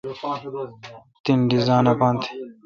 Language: Kalkoti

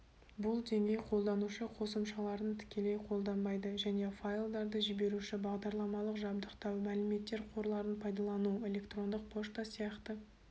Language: Kazakh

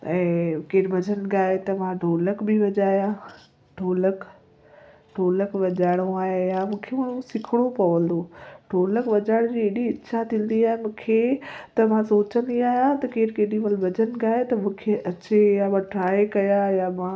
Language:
Sindhi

